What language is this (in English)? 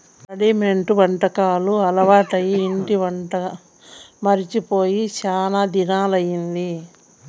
Telugu